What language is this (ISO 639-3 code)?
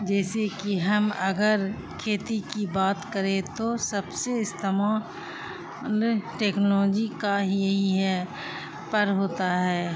urd